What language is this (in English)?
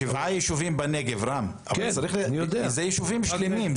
Hebrew